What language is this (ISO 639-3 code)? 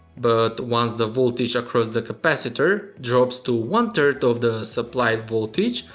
eng